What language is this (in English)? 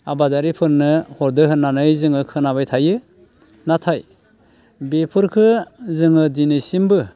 Bodo